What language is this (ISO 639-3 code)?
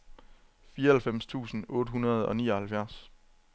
dan